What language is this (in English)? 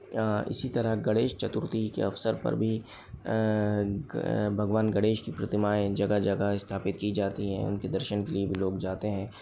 Hindi